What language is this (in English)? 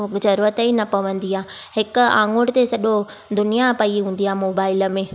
Sindhi